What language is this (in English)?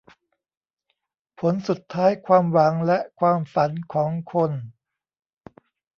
Thai